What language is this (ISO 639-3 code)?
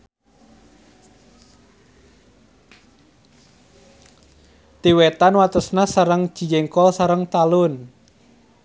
sun